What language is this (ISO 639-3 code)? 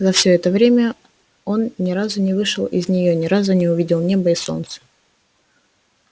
rus